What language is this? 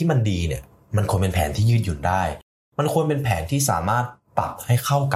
Thai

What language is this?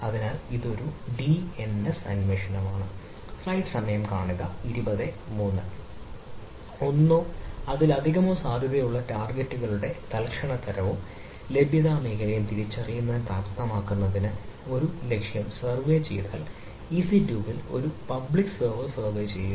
Malayalam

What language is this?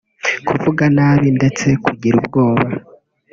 Kinyarwanda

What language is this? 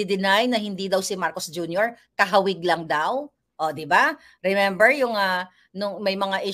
Filipino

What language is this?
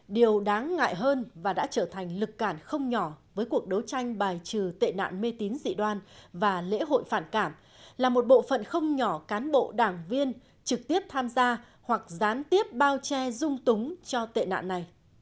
Vietnamese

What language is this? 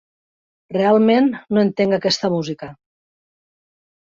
Catalan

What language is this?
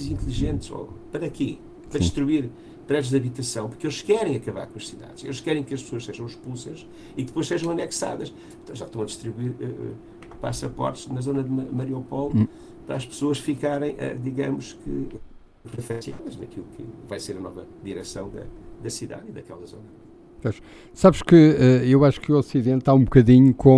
Portuguese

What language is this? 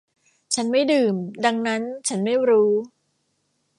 Thai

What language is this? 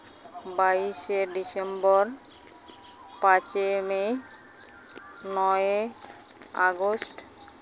Santali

